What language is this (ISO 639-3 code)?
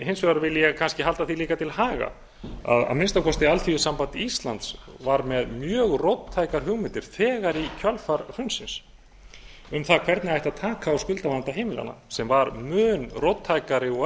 isl